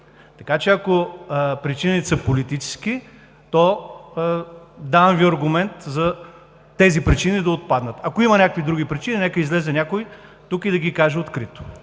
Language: Bulgarian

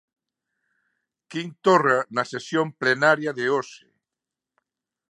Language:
Galician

